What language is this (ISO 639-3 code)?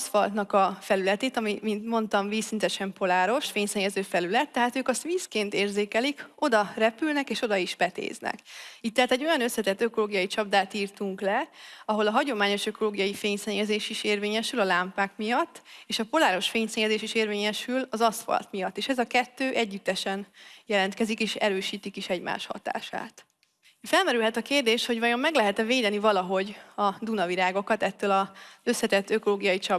hun